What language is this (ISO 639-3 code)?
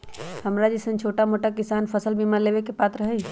mag